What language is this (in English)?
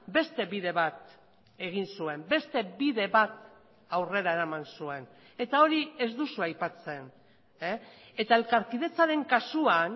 Basque